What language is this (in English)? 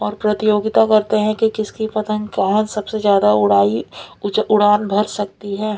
Hindi